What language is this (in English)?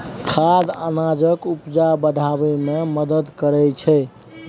Maithili